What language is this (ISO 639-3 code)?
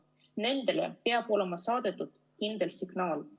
est